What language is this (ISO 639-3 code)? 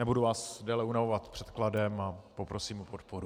ces